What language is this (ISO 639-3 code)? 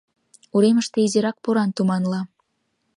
chm